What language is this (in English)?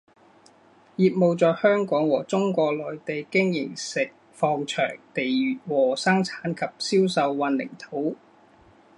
Chinese